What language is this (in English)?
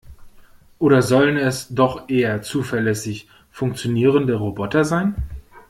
German